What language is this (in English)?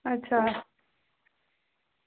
Dogri